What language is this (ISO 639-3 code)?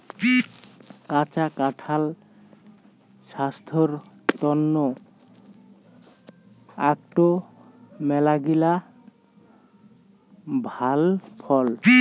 ben